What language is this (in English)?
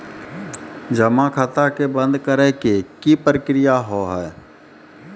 Maithili